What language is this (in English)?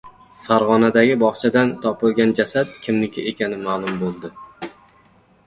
Uzbek